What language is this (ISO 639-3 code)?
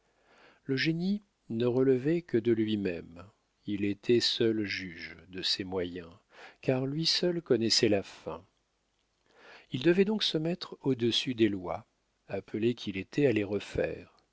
fra